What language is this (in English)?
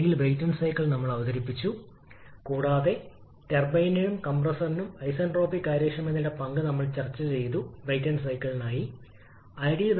Malayalam